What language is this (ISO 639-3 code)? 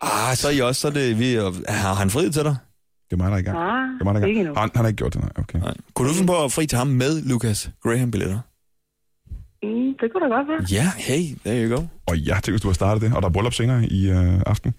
dan